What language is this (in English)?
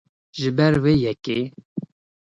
Kurdish